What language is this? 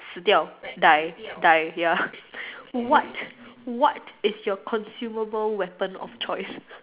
English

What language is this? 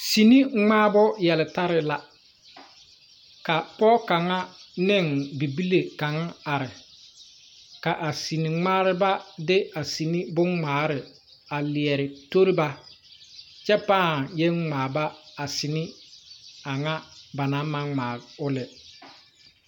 Southern Dagaare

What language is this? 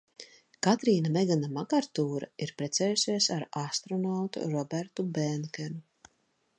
Latvian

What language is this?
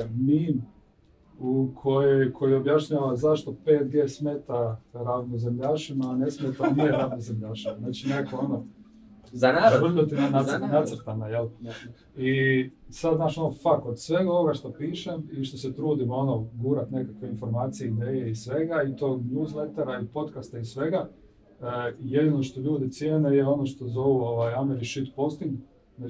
Croatian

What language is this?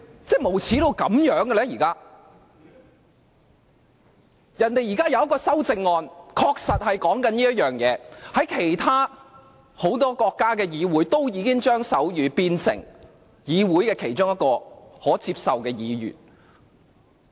Cantonese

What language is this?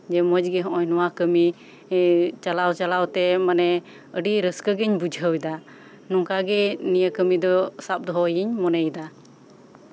Santali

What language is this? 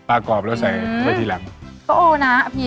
Thai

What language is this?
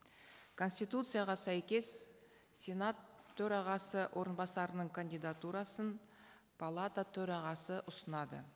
Kazakh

